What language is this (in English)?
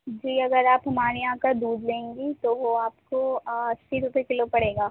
Urdu